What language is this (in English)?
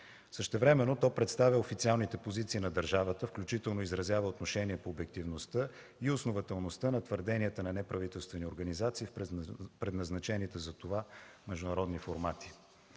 Bulgarian